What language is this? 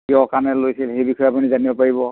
Assamese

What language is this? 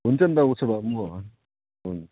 Nepali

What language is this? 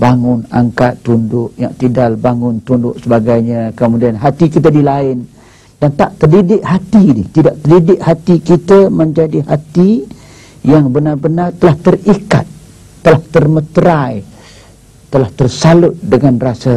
Malay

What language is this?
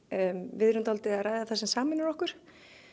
Icelandic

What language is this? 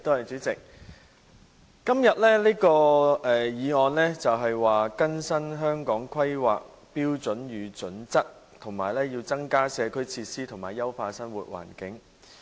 Cantonese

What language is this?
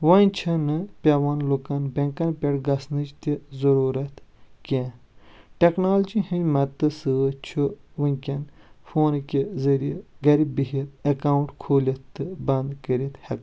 Kashmiri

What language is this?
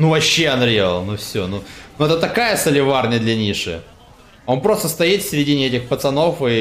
Russian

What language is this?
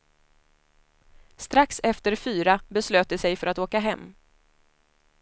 Swedish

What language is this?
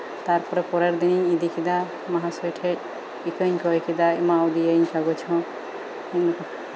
Santali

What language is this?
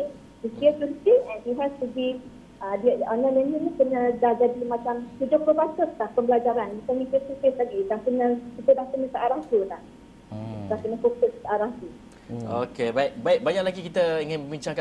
Malay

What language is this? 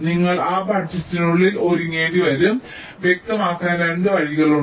Malayalam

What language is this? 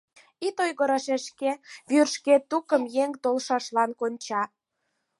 Mari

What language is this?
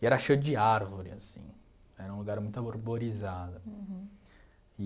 Portuguese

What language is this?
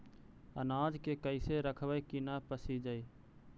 Magahi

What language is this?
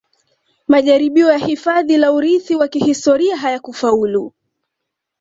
Swahili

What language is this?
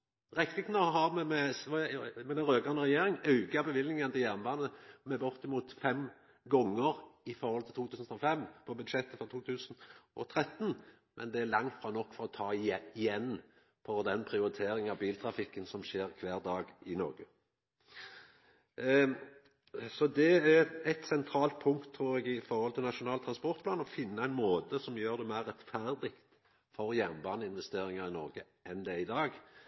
Norwegian Nynorsk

